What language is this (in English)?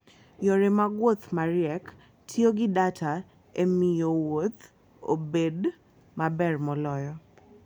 Luo (Kenya and Tanzania)